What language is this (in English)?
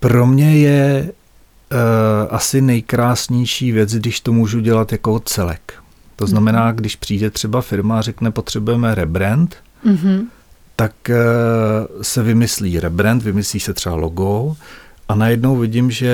Czech